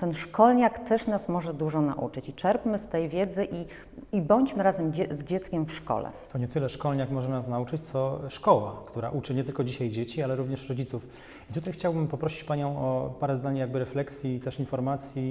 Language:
Polish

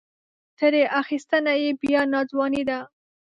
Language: Pashto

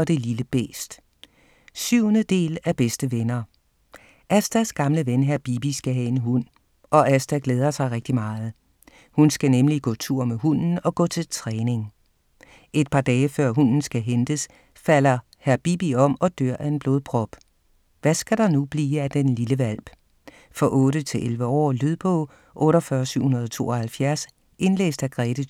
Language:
Danish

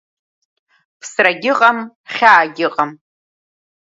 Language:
Abkhazian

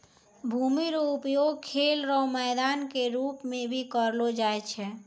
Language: Maithili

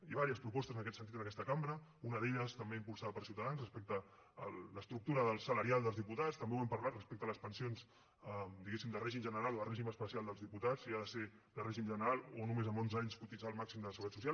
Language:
Catalan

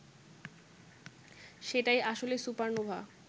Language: Bangla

